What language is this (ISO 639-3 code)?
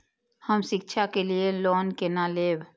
mai